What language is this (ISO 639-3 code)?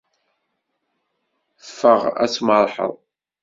kab